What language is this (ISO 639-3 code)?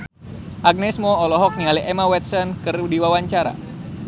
sun